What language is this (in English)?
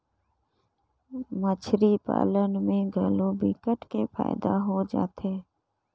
Chhattisgarhi